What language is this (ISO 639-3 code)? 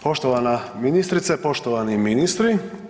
hrv